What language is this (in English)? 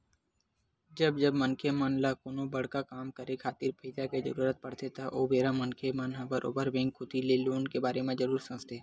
Chhattisgarhi